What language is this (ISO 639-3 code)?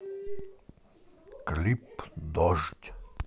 rus